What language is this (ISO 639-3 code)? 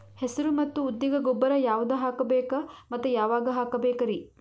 kan